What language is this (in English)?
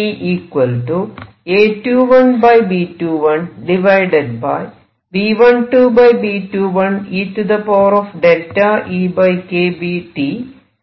Malayalam